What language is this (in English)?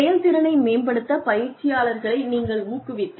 Tamil